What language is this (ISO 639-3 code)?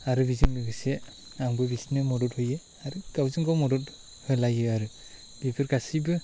brx